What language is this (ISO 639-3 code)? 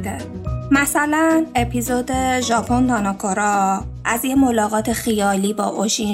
fas